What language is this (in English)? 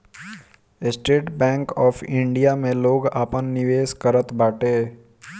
Bhojpuri